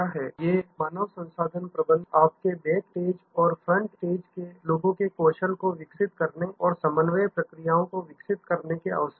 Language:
Hindi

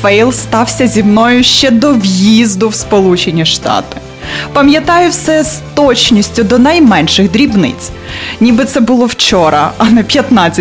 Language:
Ukrainian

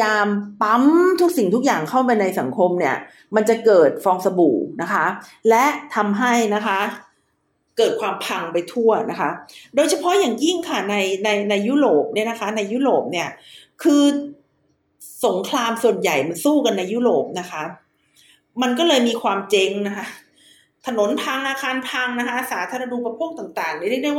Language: Thai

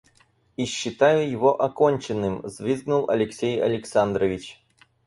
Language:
Russian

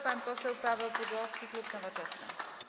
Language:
Polish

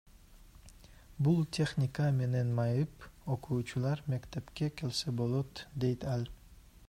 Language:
Kyrgyz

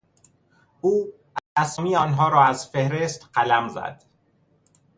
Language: Persian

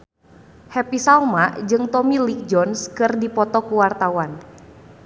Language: Sundanese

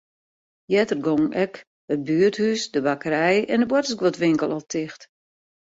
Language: Western Frisian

